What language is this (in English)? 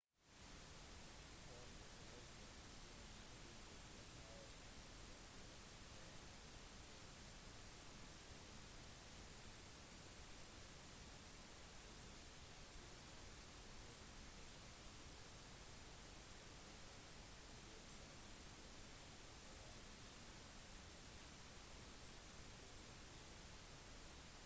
Norwegian Bokmål